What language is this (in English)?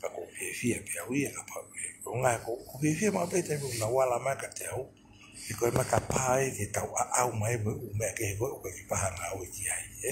Thai